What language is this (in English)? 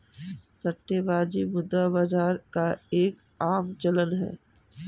Hindi